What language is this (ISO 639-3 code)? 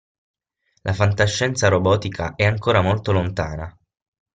ita